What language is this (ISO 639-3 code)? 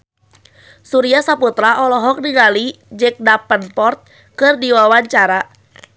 sun